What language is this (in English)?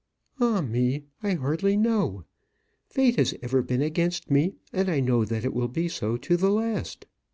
English